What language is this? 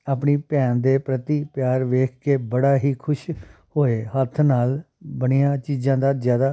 Punjabi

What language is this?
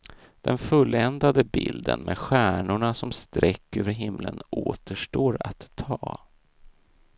Swedish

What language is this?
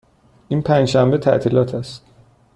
Persian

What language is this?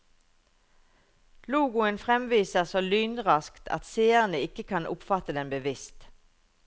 Norwegian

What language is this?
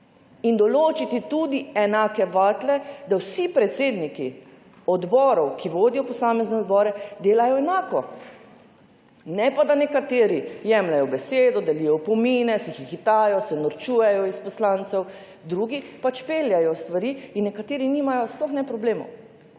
Slovenian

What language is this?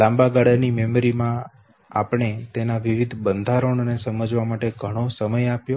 Gujarati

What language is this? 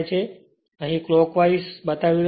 Gujarati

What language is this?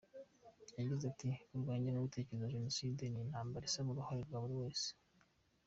Kinyarwanda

